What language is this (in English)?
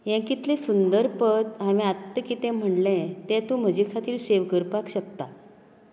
Konkani